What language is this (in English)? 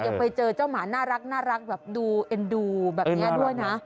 Thai